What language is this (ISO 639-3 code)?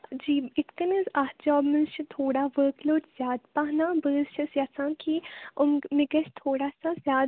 kas